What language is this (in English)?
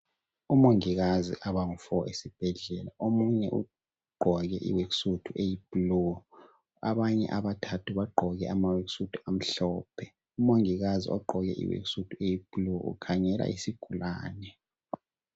North Ndebele